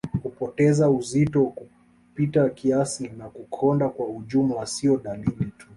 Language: Swahili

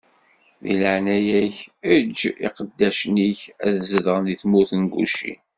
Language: Kabyle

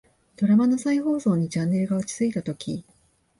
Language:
Japanese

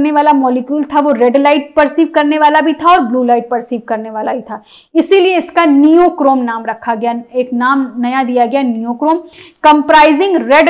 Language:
Hindi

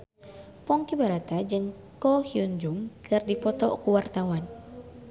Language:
Sundanese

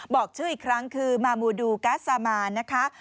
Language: Thai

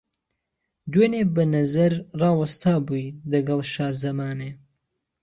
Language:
Central Kurdish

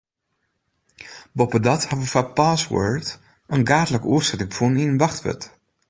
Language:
Western Frisian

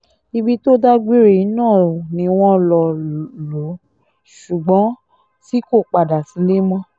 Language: Yoruba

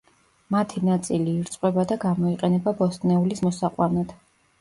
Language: Georgian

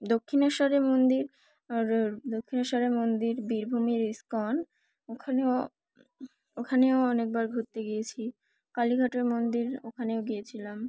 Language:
Bangla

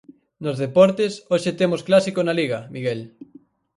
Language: Galician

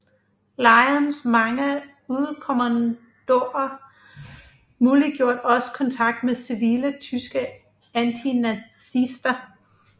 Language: Danish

